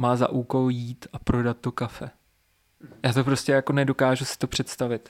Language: Czech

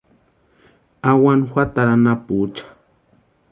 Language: Western Highland Purepecha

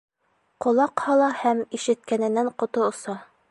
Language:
Bashkir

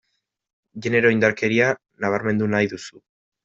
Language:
Basque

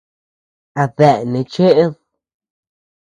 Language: Tepeuxila Cuicatec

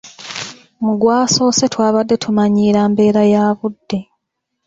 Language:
Ganda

